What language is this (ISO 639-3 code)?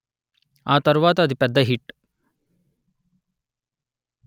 tel